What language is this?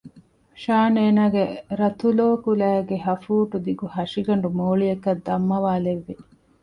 Divehi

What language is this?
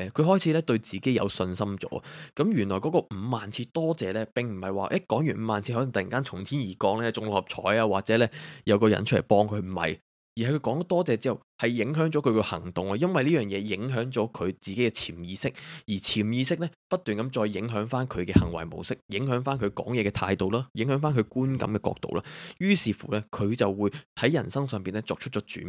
Chinese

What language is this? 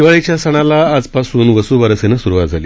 Marathi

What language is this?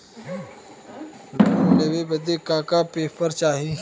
Bhojpuri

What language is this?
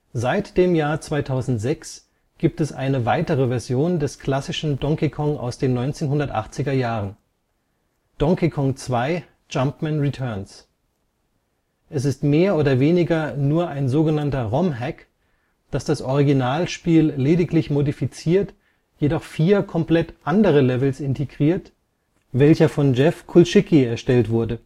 German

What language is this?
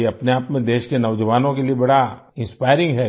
Hindi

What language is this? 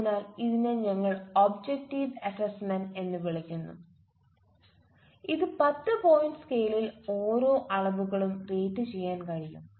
Malayalam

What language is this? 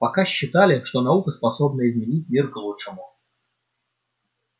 Russian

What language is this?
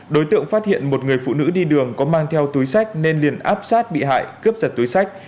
Vietnamese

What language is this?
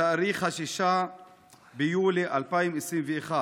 Hebrew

